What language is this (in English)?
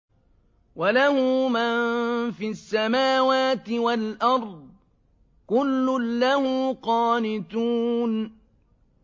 Arabic